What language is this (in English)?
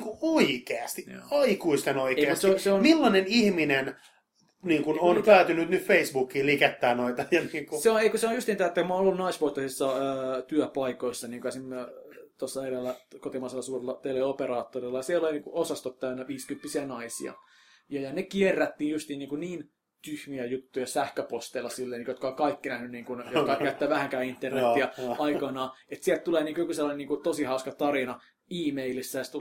Finnish